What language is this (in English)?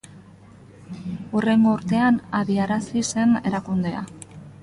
Basque